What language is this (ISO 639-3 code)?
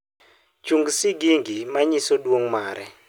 luo